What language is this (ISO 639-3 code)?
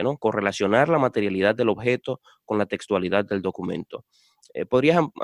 spa